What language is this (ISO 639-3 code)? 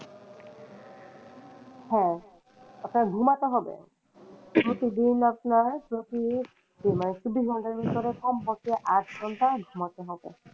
ben